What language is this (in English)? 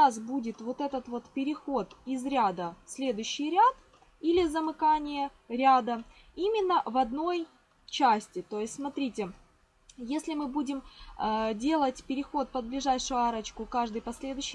Russian